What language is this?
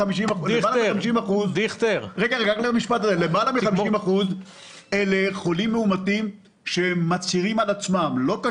Hebrew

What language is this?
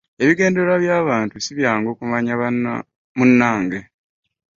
Ganda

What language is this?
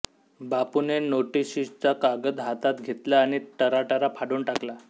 Marathi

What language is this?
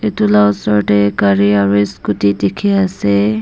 Naga Pidgin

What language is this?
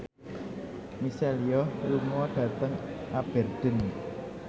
Javanese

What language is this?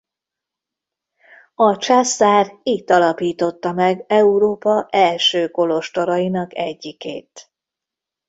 Hungarian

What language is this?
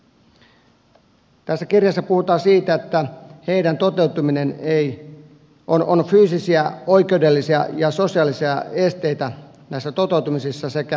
Finnish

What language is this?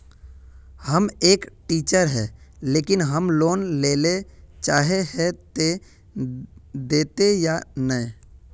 Magahi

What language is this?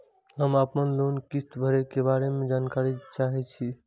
Maithili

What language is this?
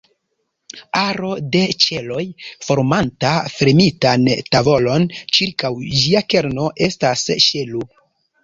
Esperanto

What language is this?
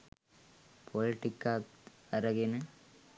Sinhala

